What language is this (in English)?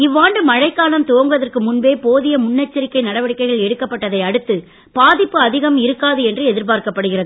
Tamil